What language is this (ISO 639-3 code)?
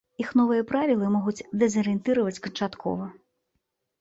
bel